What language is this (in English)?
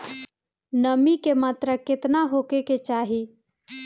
Bhojpuri